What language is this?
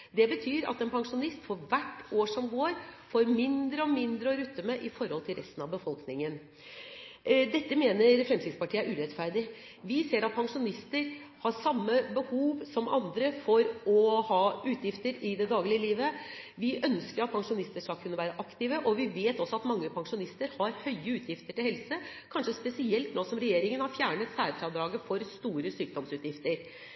Norwegian Bokmål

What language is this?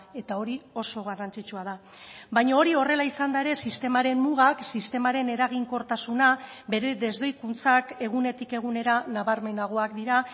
Basque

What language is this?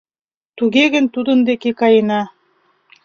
Mari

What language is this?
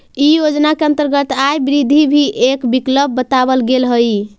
Magahi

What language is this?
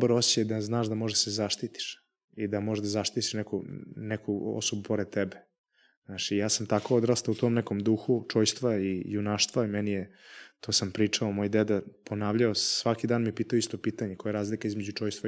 Croatian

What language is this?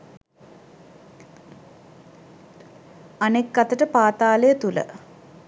Sinhala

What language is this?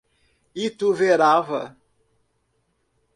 Portuguese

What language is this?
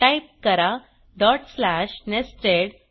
Marathi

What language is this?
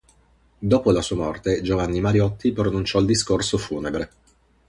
Italian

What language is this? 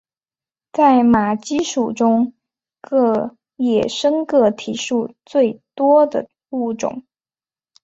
Chinese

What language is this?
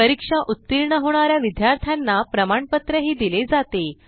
Marathi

